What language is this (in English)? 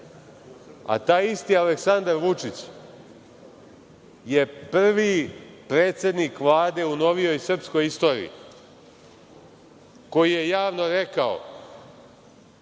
Serbian